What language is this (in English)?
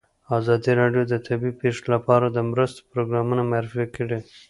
Pashto